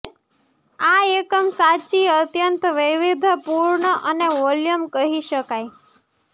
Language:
Gujarati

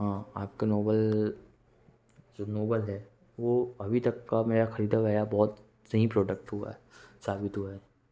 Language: Hindi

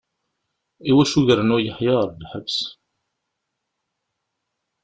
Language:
Kabyle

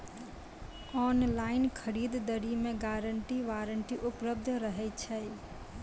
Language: Maithili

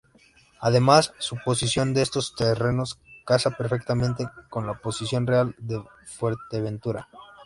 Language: Spanish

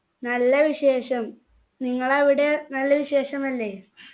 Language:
Malayalam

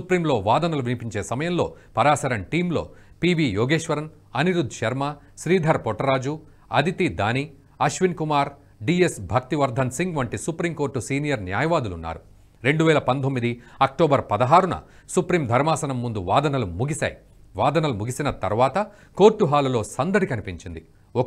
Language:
Telugu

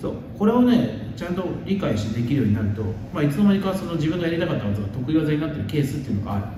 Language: Japanese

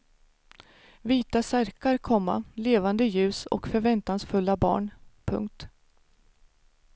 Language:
Swedish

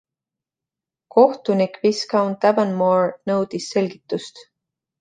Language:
Estonian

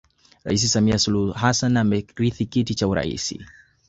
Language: Swahili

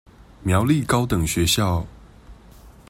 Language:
Chinese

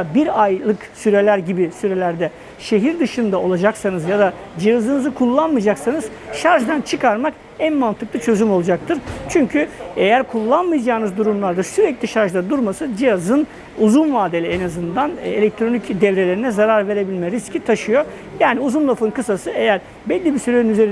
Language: Turkish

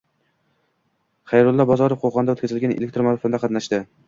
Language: Uzbek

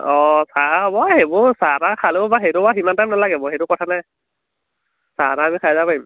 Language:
Assamese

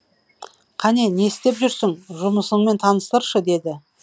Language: Kazakh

